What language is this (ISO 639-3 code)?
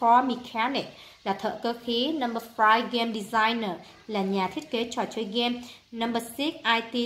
vie